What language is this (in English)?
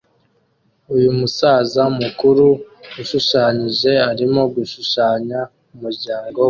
Kinyarwanda